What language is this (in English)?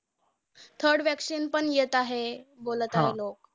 Marathi